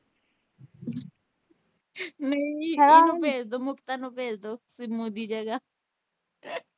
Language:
Punjabi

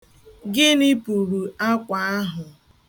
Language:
Igbo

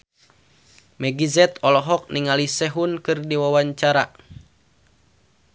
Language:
Sundanese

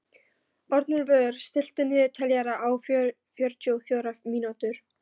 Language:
Icelandic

